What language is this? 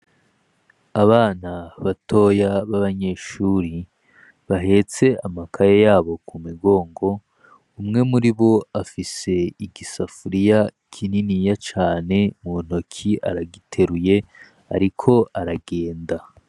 Rundi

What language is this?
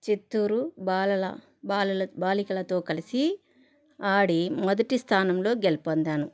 Telugu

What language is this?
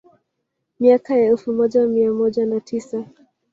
Swahili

